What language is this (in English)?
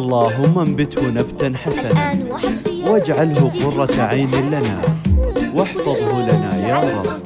Arabic